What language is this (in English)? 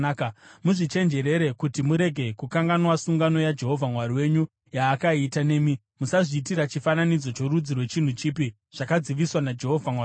Shona